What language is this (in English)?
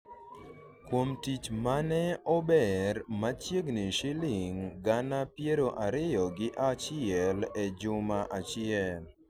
Luo (Kenya and Tanzania)